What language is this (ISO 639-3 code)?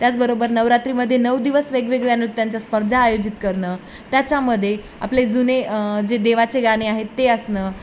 mar